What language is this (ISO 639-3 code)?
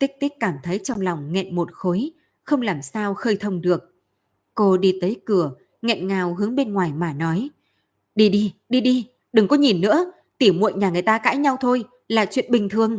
vie